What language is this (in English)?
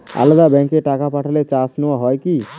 Bangla